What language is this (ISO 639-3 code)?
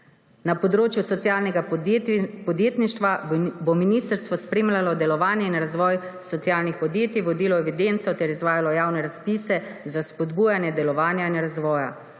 slv